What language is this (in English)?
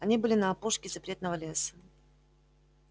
Russian